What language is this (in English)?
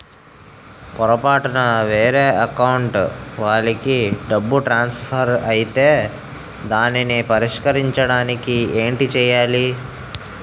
Telugu